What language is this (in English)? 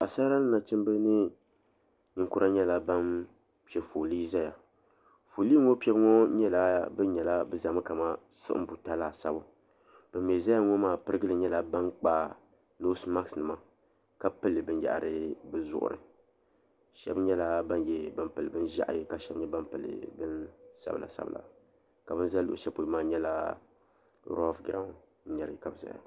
Dagbani